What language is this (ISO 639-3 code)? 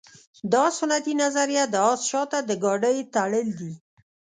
pus